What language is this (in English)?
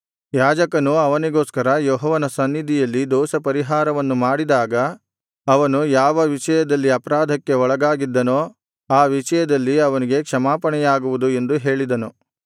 Kannada